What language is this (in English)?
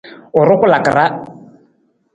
Nawdm